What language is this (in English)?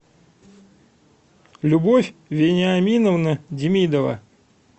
Russian